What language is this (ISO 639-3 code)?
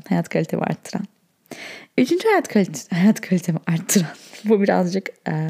tur